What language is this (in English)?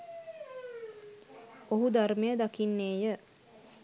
Sinhala